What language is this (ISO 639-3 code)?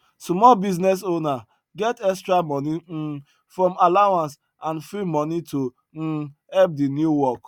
pcm